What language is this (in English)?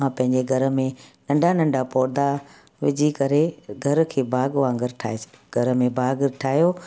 Sindhi